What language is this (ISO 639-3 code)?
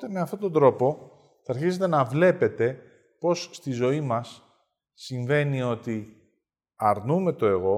ell